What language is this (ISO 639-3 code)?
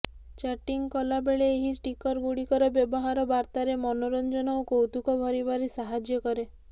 ori